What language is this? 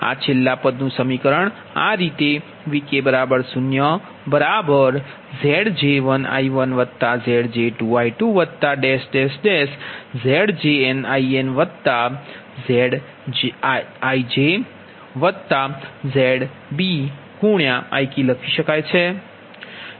Gujarati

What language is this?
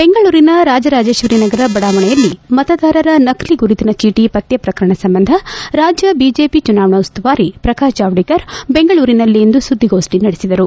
Kannada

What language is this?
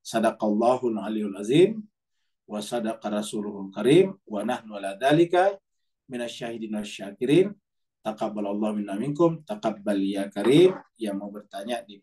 Indonesian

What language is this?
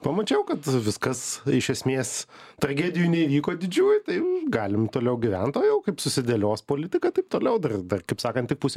Lithuanian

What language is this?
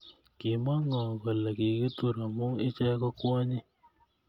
Kalenjin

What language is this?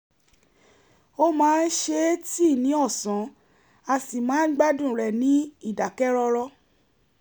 Yoruba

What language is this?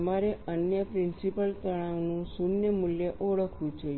Gujarati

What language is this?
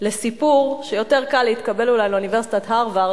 Hebrew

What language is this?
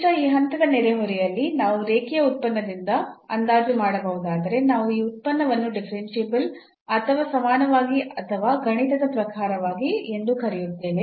Kannada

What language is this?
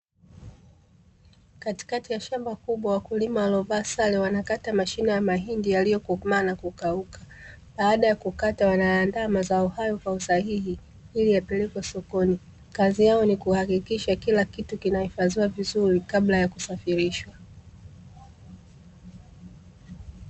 Swahili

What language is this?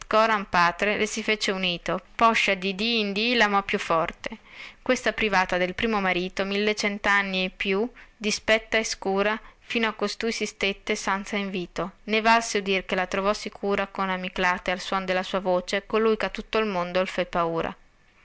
Italian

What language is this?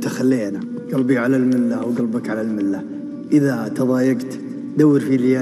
Arabic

